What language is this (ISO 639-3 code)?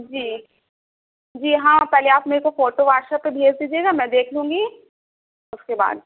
urd